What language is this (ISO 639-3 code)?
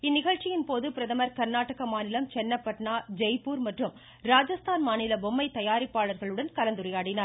tam